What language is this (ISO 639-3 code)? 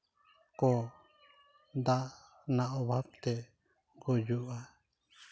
sat